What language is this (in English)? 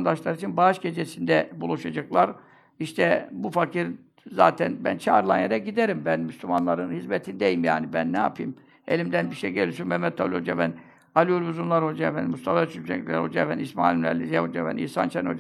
Turkish